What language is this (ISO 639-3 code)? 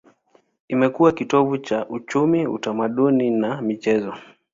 swa